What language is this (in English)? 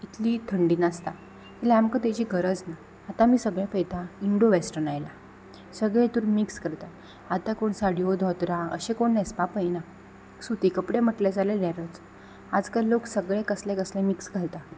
Konkani